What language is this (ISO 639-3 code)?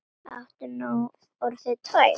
isl